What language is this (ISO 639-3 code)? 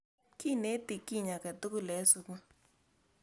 kln